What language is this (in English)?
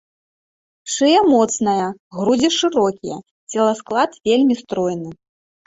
Belarusian